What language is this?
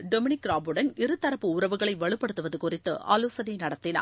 Tamil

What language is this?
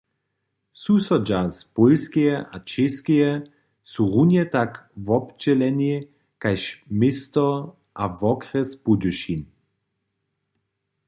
Upper Sorbian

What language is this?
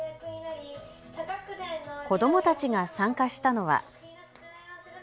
Japanese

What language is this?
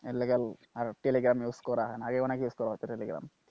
Bangla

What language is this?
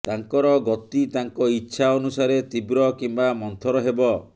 Odia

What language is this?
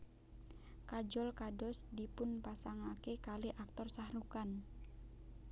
Javanese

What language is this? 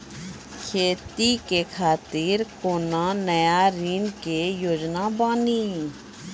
Maithili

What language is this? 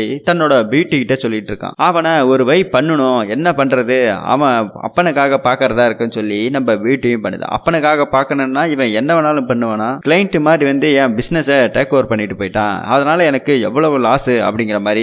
Tamil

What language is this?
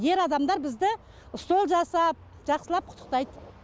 Kazakh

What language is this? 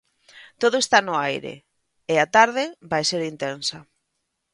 Galician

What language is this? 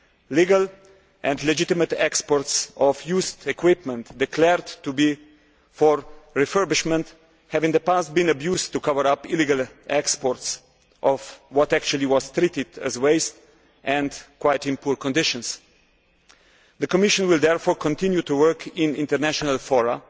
English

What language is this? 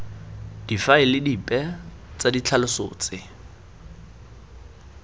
Tswana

